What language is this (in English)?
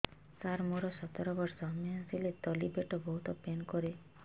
Odia